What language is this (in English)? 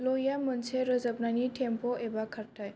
Bodo